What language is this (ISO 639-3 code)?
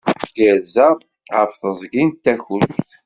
kab